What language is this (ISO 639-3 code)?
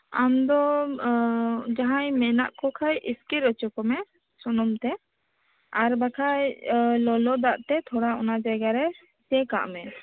sat